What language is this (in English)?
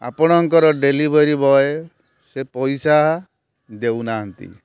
Odia